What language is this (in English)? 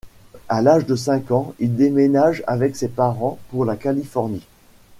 French